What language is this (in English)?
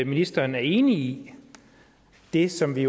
Danish